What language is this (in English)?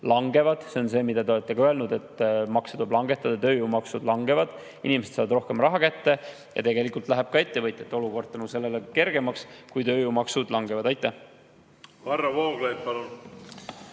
Estonian